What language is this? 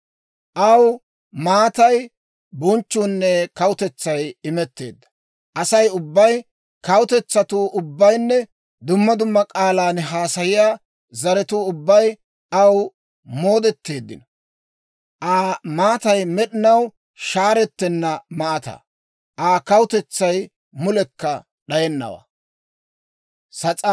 Dawro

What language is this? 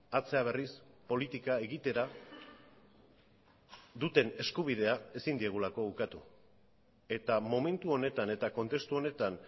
Basque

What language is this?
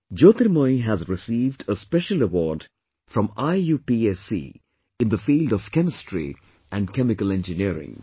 English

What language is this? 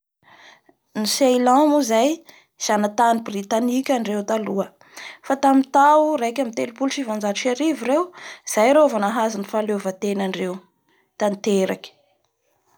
Bara Malagasy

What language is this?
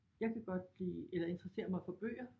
Danish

